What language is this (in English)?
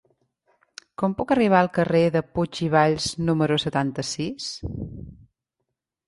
Catalan